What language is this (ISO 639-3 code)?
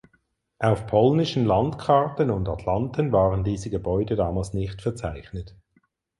deu